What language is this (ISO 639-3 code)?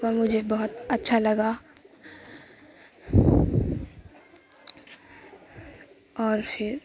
urd